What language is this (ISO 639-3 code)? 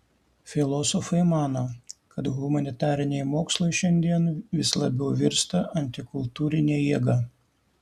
lit